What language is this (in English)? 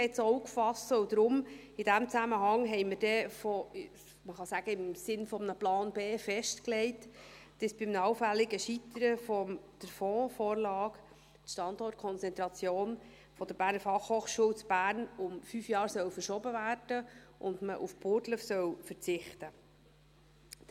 Swiss German